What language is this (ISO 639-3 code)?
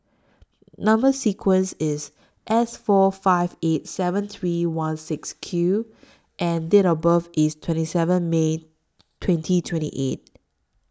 eng